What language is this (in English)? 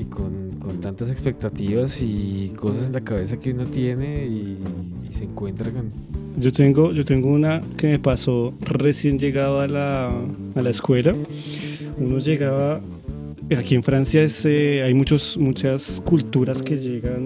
Spanish